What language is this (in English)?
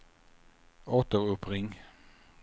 Swedish